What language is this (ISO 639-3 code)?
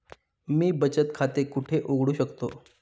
mar